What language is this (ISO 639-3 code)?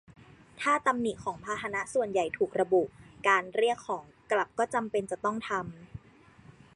tha